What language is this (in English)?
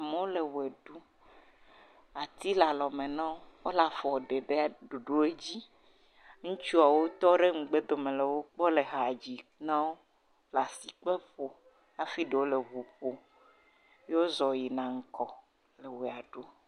Ewe